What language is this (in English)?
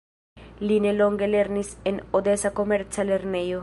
Esperanto